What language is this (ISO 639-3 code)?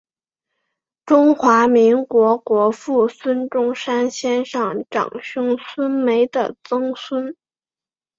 zho